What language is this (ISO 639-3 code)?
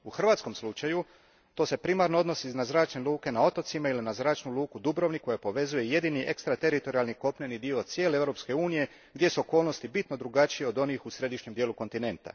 hrv